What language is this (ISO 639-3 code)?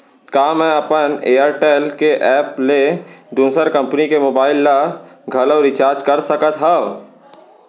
hne